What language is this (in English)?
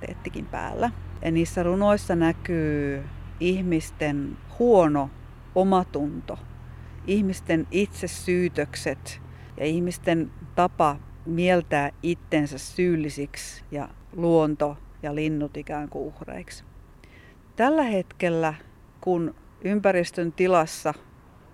Finnish